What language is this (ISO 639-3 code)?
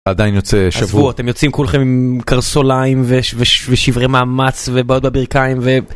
heb